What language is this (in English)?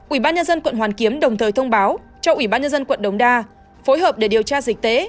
Vietnamese